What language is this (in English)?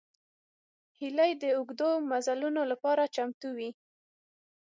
Pashto